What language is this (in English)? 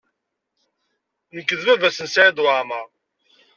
Kabyle